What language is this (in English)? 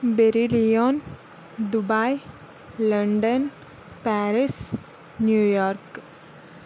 Telugu